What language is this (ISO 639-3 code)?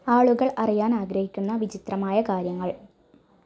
mal